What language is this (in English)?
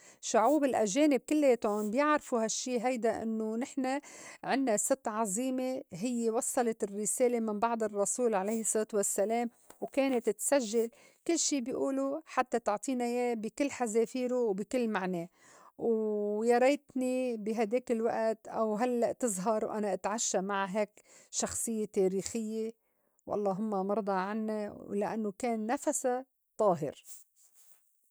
North Levantine Arabic